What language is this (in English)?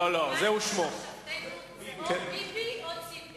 Hebrew